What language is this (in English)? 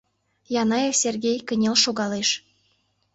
Mari